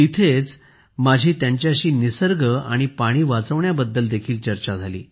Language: Marathi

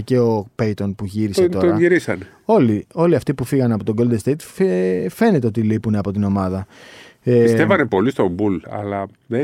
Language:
Greek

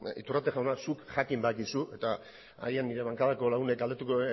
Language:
Basque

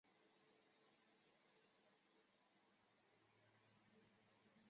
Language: Chinese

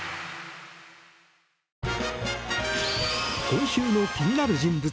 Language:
Japanese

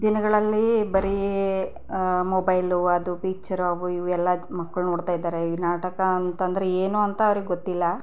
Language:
Kannada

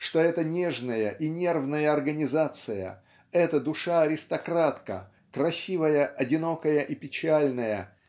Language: Russian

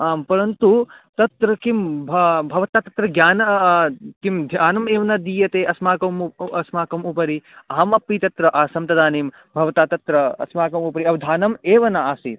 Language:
Sanskrit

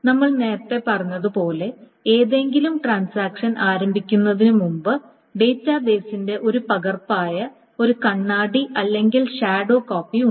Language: Malayalam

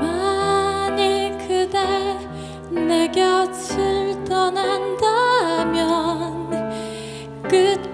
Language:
Korean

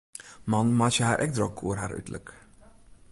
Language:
Western Frisian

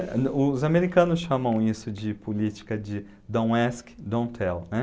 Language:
Portuguese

